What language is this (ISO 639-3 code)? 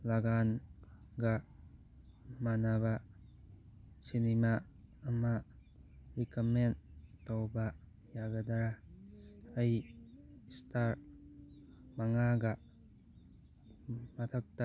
mni